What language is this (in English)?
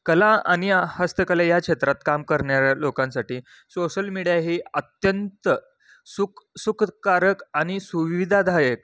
Marathi